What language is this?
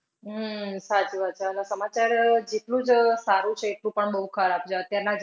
Gujarati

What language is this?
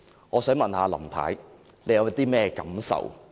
Cantonese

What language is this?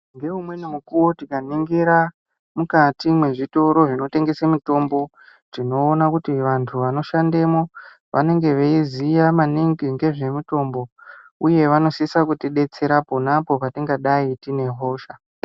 Ndau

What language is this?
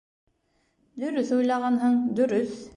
Bashkir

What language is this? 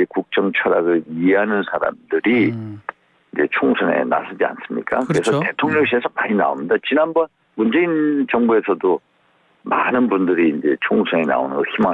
Korean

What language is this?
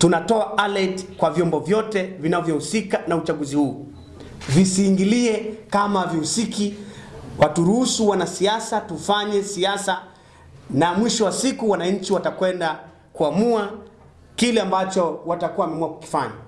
Swahili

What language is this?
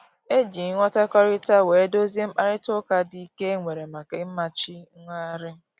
Igbo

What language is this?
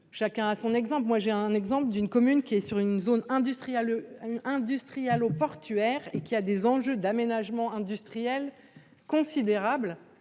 French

